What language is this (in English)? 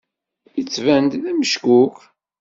Kabyle